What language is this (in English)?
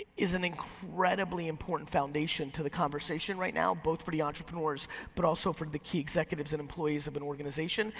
English